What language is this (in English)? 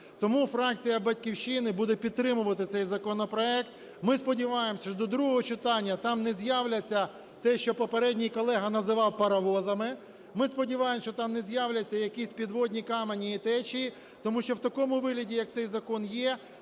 Ukrainian